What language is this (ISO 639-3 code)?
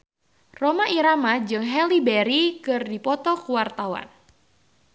sun